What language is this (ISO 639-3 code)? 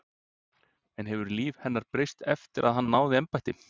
isl